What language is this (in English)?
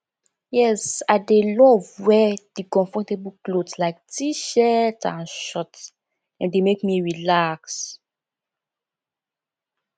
Nigerian Pidgin